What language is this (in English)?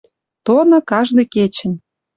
Western Mari